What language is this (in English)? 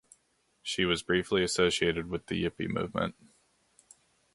English